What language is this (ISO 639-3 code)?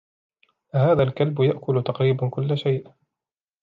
ara